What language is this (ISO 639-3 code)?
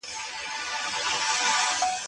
pus